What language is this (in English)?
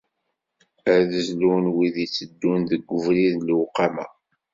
Kabyle